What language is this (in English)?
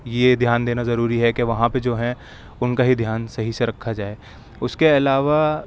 Urdu